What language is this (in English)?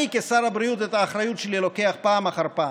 Hebrew